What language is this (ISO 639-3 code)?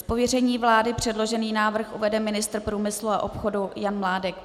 ces